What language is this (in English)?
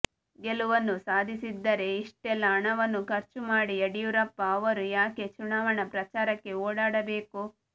Kannada